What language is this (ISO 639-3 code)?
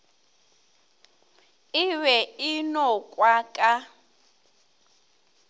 nso